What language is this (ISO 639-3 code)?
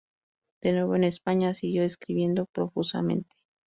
spa